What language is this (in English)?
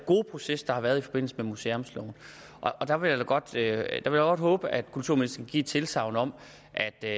Danish